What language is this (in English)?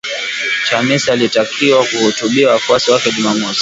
Swahili